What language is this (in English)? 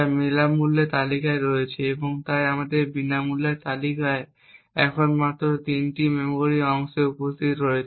Bangla